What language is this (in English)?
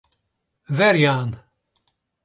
Western Frisian